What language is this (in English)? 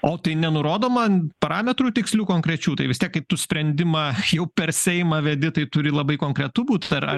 Lithuanian